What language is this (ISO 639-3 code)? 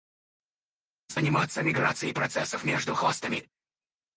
rus